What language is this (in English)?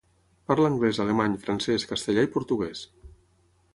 Catalan